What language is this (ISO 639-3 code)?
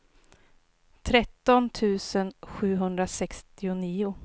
swe